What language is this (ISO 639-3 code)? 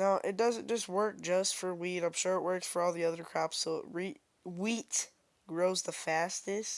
eng